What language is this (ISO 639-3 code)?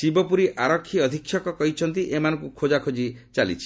ori